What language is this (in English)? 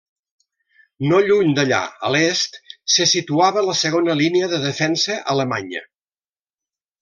Catalan